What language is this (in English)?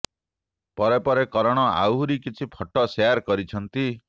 Odia